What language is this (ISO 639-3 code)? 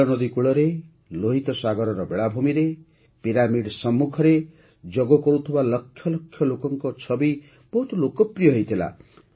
ori